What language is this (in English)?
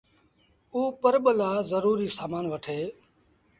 Sindhi Bhil